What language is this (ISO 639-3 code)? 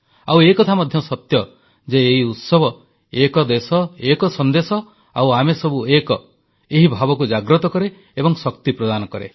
ori